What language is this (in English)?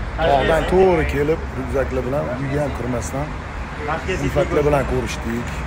Arabic